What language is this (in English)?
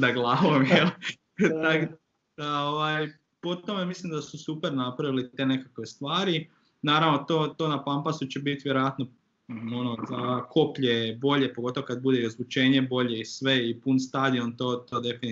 Croatian